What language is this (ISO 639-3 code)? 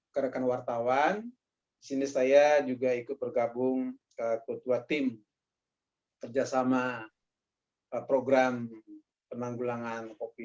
ind